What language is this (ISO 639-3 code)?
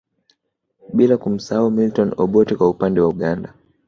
swa